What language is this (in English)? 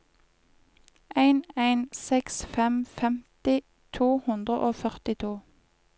Norwegian